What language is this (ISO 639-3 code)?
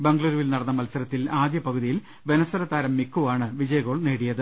mal